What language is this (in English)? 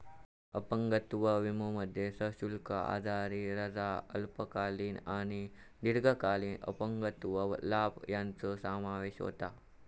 Marathi